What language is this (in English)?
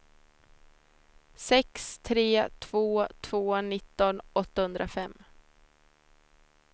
Swedish